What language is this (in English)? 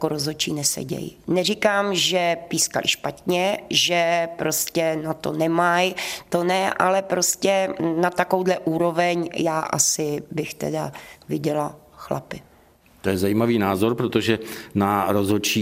Czech